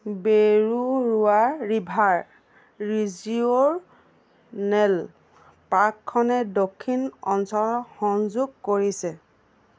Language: Assamese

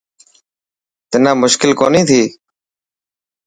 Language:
Dhatki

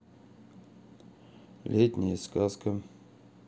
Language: Russian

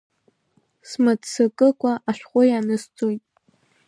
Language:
Abkhazian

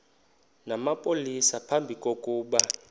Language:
Xhosa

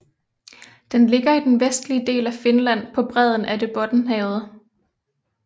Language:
Danish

